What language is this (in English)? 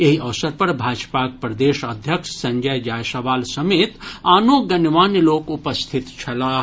Maithili